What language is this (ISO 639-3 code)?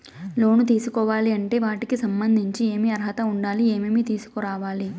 tel